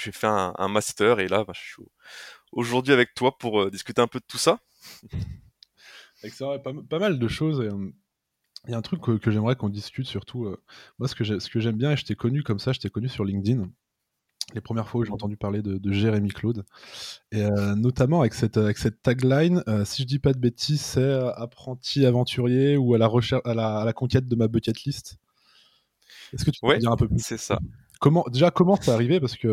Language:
French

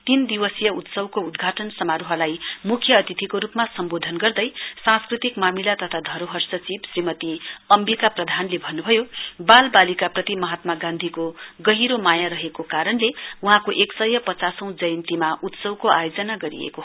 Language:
Nepali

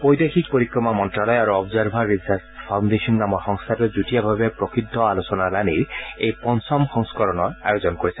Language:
Assamese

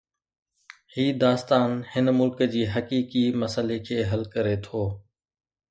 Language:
Sindhi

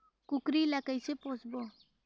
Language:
Chhattisgarhi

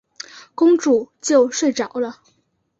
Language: Chinese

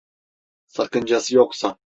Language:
Turkish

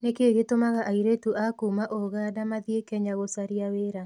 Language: Kikuyu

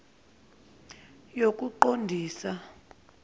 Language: Zulu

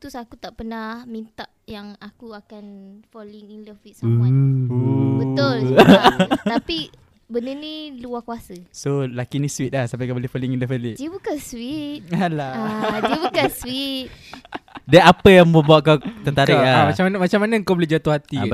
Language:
Malay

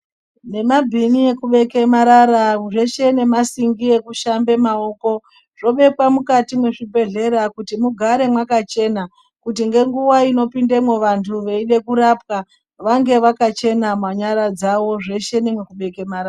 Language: Ndau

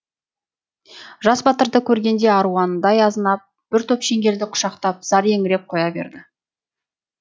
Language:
Kazakh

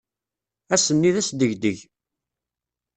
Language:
Kabyle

